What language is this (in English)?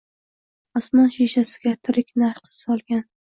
Uzbek